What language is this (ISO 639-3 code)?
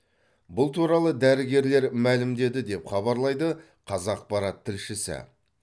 kaz